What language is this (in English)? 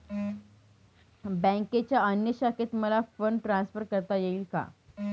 Marathi